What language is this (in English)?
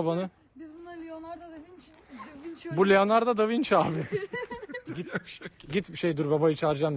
Turkish